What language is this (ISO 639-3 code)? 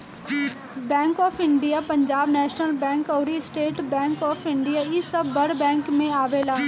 bho